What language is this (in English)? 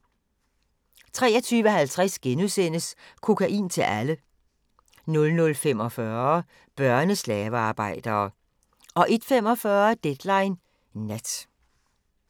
Danish